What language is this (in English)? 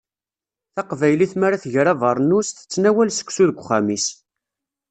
Kabyle